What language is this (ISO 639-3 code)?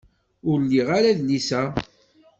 kab